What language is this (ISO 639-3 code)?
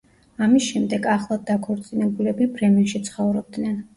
kat